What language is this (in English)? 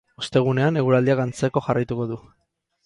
Basque